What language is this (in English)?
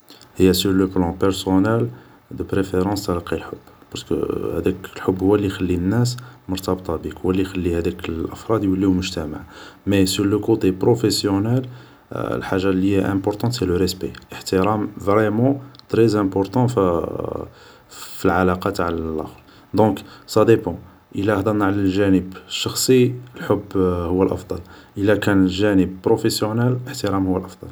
Algerian Arabic